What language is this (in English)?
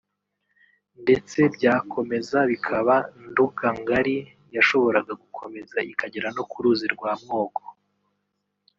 Kinyarwanda